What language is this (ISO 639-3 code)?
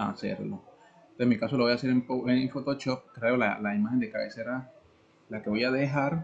spa